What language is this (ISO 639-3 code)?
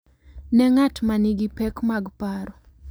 luo